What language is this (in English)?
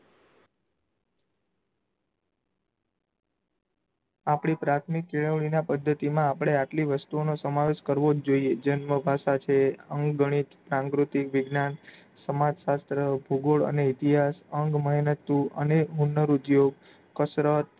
Gujarati